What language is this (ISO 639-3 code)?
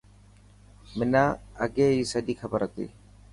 mki